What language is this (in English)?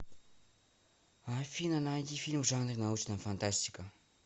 Russian